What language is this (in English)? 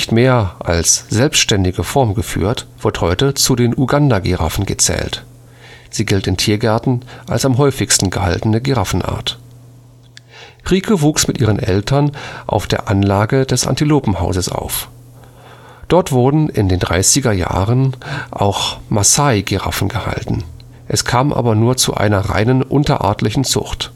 German